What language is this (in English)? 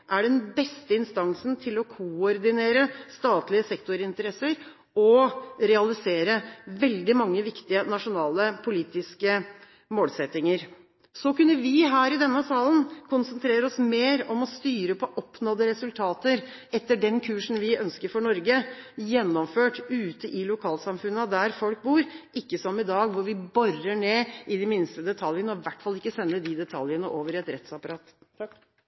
Norwegian Bokmål